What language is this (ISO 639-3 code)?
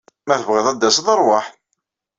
kab